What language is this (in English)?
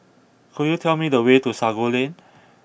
English